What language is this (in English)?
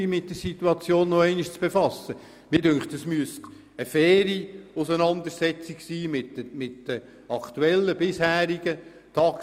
Swiss German